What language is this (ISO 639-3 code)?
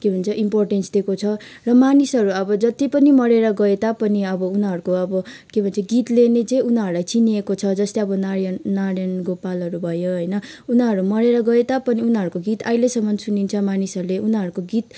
nep